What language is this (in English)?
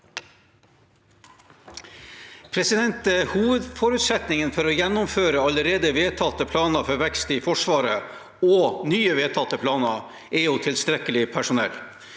Norwegian